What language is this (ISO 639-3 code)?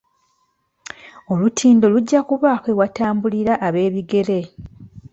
lug